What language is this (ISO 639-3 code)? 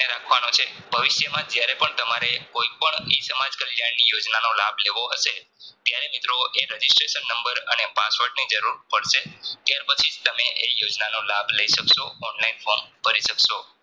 guj